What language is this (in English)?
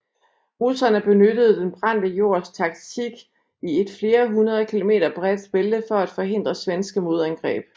Danish